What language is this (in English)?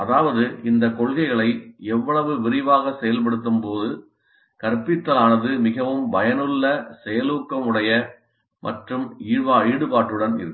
Tamil